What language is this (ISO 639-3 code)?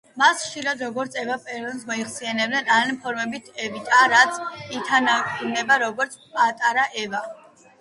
kat